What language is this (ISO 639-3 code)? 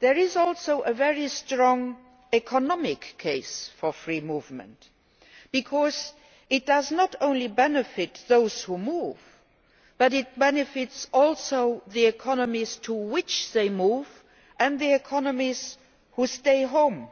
eng